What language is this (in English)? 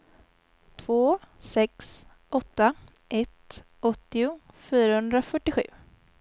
Swedish